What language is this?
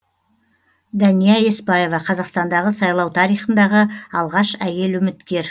Kazakh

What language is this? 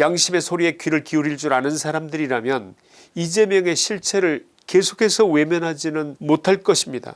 Korean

